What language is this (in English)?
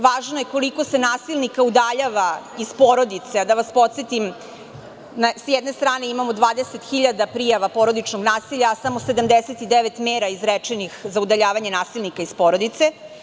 Serbian